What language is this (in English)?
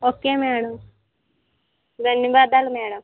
Telugu